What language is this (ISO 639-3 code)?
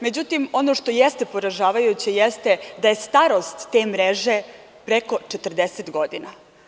srp